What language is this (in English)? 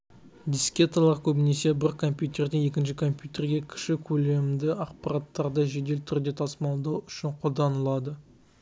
Kazakh